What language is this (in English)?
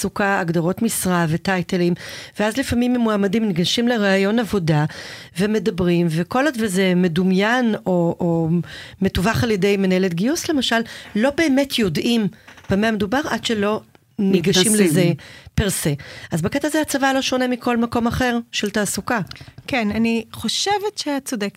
Hebrew